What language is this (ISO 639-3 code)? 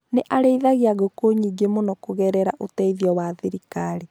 kik